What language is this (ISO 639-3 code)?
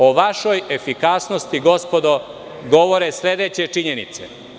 srp